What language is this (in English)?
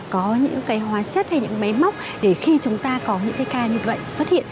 Vietnamese